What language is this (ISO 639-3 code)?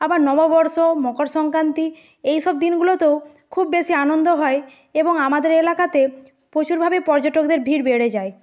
ben